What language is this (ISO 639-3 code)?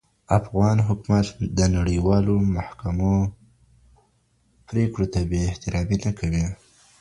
pus